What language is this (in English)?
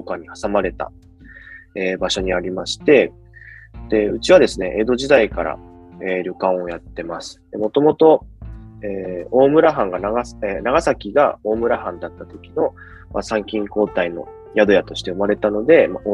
Japanese